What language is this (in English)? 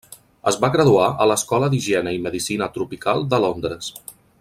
Catalan